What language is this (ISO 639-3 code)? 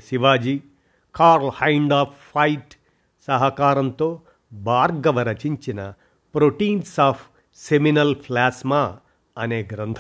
tel